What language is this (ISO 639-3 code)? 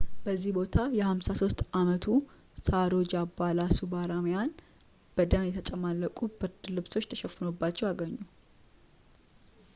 amh